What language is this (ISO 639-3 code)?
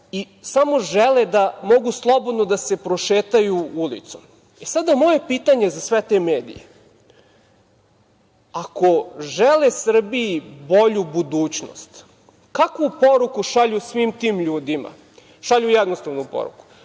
srp